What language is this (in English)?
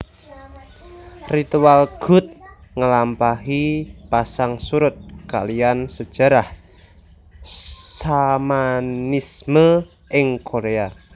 Javanese